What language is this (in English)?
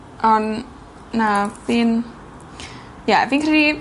Welsh